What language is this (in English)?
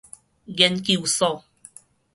Min Nan Chinese